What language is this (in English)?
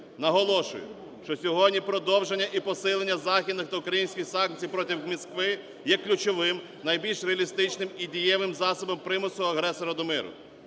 Ukrainian